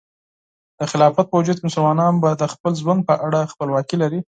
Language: Pashto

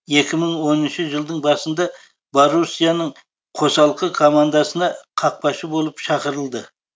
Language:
Kazakh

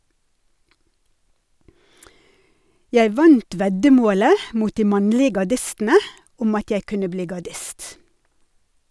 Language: Norwegian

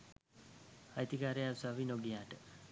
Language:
Sinhala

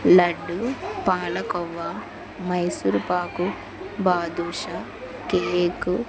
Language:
Telugu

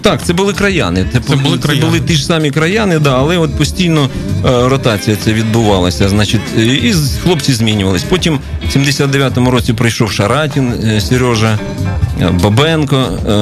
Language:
Ukrainian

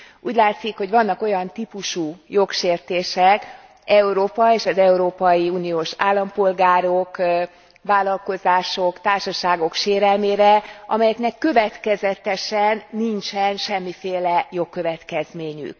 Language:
Hungarian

